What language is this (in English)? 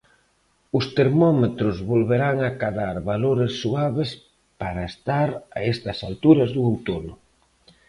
Galician